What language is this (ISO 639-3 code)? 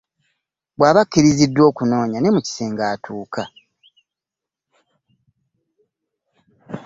lug